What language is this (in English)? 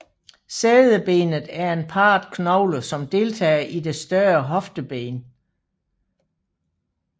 Danish